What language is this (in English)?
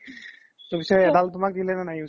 Assamese